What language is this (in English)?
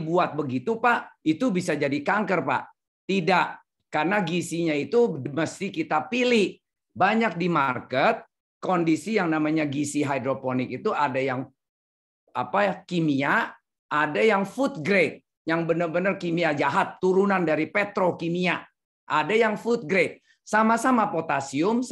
Indonesian